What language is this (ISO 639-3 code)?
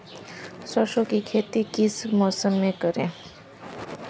hin